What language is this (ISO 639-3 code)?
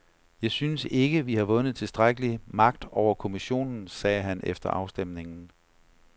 dan